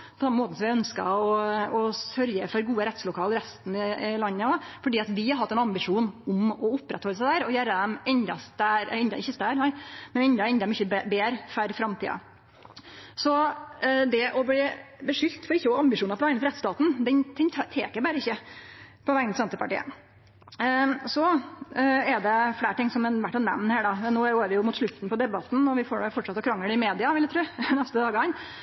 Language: Norwegian Nynorsk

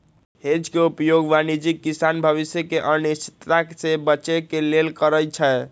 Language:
Magahi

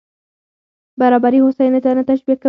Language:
Pashto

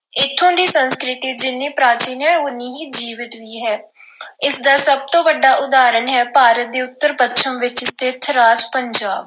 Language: Punjabi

